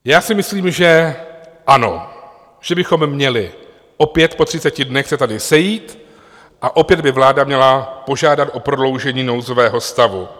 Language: Czech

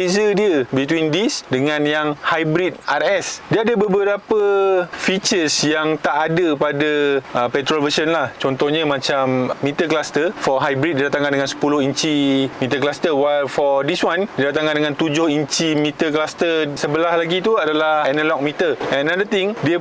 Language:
Malay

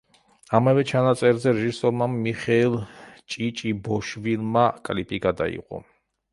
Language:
Georgian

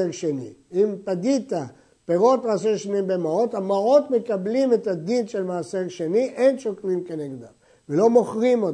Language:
Hebrew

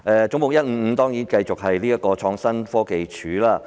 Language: Cantonese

